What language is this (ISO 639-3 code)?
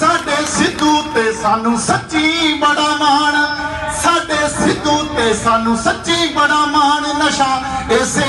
hin